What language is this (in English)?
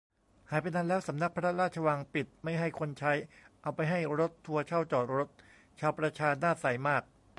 Thai